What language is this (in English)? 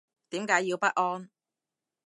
Cantonese